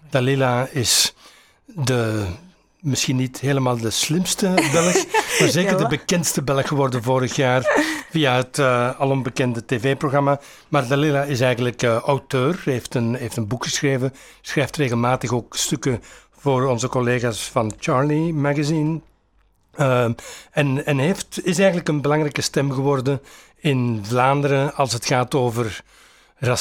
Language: Dutch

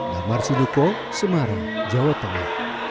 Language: Indonesian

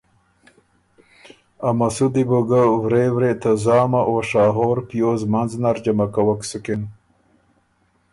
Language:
Ormuri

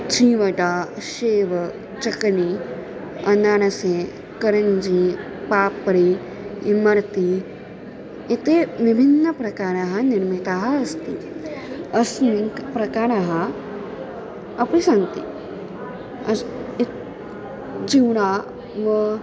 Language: Sanskrit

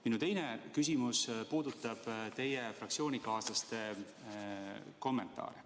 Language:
Estonian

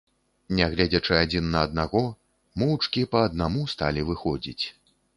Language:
Belarusian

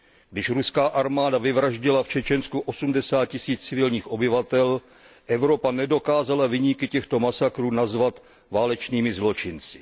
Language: Czech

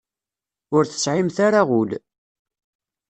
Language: Kabyle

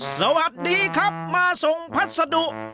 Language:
Thai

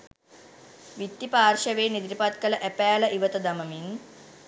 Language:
Sinhala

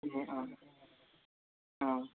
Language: Nepali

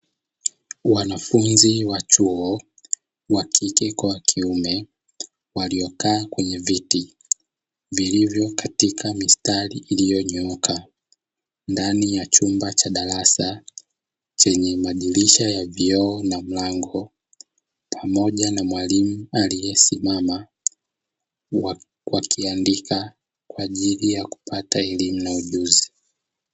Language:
Swahili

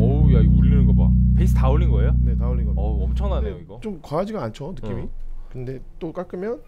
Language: Korean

